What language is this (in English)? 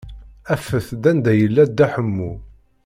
Kabyle